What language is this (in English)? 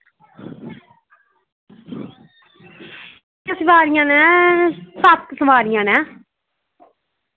Dogri